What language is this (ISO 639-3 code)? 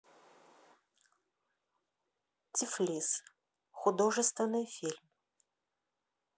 rus